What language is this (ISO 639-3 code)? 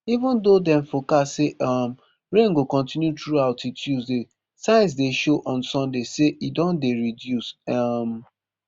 pcm